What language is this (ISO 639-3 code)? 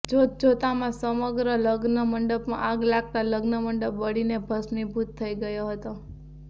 guj